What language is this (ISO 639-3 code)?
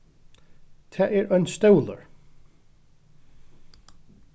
fao